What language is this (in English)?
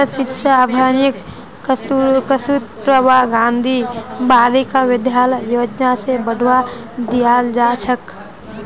Magahi